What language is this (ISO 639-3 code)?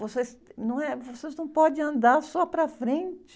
por